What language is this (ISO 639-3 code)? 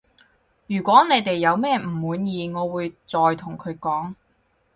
yue